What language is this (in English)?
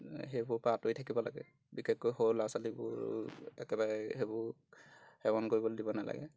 Assamese